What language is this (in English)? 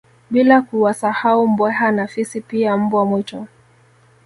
Swahili